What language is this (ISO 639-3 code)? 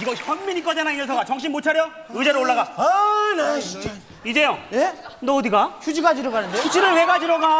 kor